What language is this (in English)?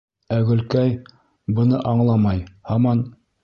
Bashkir